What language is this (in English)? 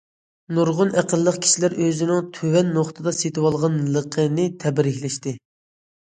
Uyghur